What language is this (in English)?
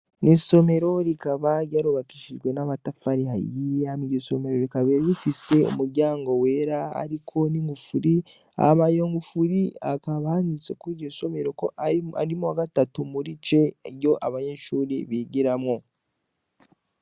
Rundi